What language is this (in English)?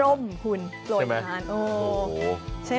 Thai